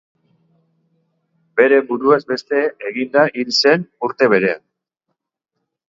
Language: Basque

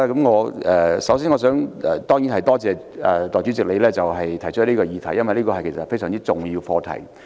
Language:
Cantonese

